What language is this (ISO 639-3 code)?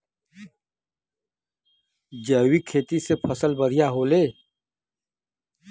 bho